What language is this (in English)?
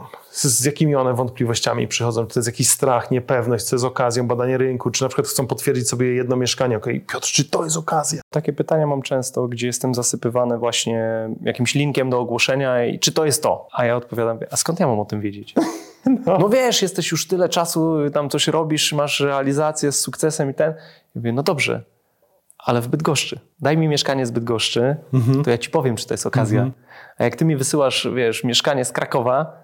Polish